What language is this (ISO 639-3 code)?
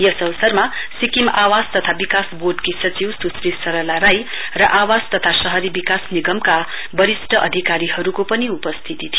nep